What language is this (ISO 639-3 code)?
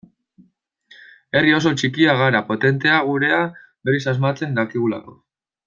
eus